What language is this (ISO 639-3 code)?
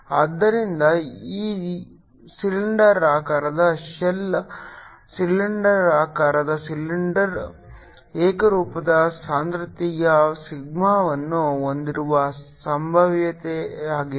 kan